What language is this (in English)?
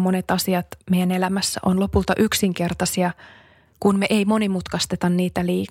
Finnish